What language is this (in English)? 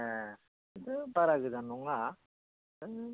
Bodo